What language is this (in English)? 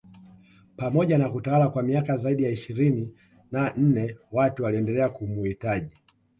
Swahili